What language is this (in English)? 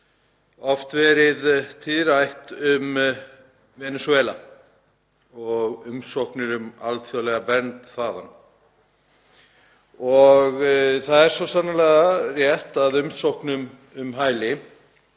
Icelandic